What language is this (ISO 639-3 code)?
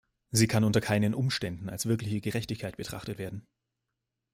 deu